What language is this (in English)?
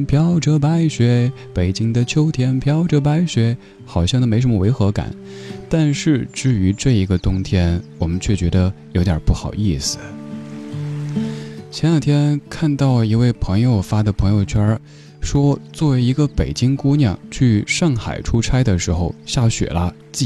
Chinese